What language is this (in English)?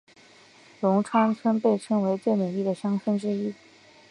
Chinese